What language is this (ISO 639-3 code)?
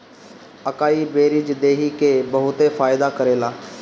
bho